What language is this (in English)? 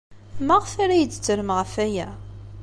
Kabyle